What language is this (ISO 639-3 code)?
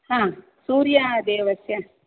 san